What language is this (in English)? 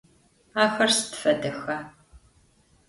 Adyghe